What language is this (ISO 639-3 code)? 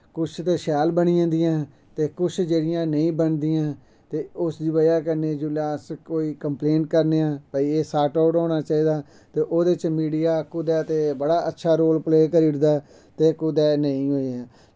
doi